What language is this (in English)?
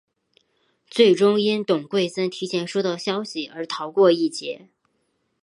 Chinese